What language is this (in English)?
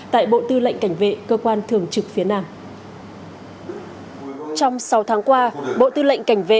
Vietnamese